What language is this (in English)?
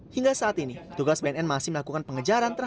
Indonesian